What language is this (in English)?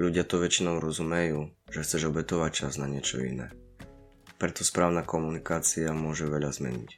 Slovak